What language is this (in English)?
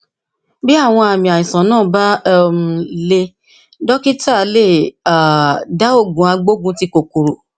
Yoruba